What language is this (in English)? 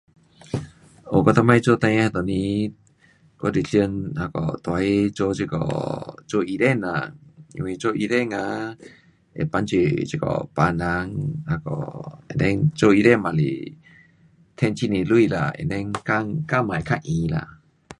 Pu-Xian Chinese